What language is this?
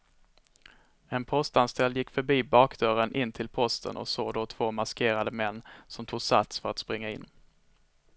Swedish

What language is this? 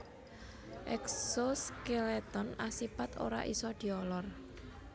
Javanese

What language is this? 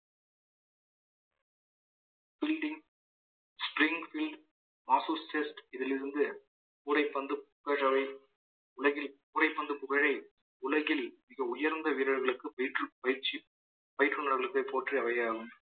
Tamil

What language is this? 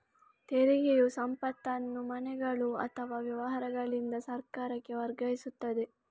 Kannada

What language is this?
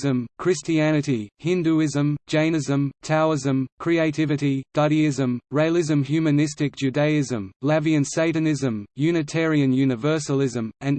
English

